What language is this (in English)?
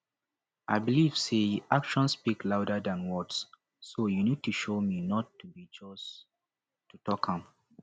Nigerian Pidgin